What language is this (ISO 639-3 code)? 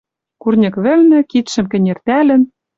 mrj